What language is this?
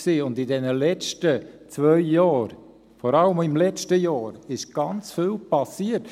Swiss German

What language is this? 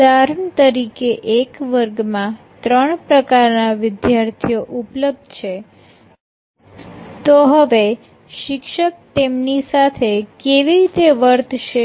Gujarati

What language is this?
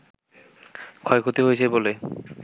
Bangla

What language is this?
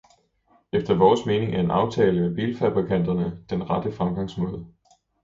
Danish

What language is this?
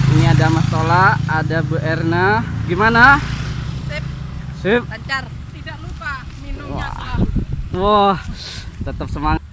Indonesian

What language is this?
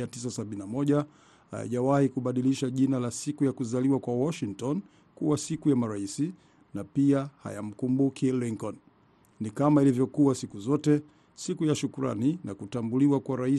Swahili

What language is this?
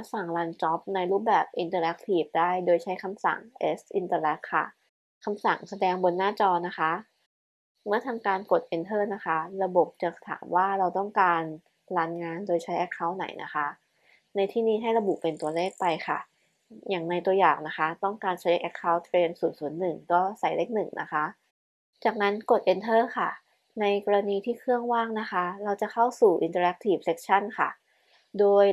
Thai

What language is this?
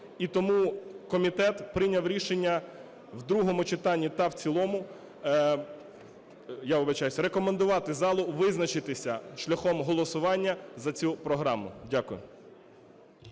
Ukrainian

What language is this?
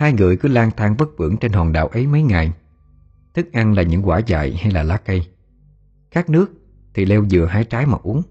Vietnamese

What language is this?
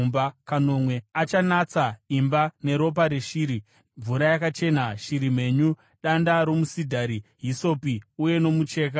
Shona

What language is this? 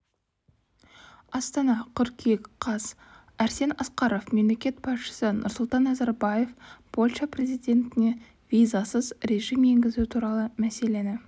Kazakh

